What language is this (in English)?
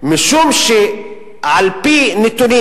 Hebrew